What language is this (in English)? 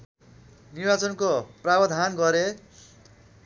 Nepali